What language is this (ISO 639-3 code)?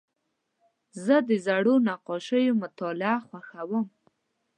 pus